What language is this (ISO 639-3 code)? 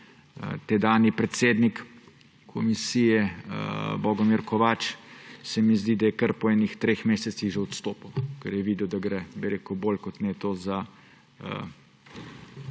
slv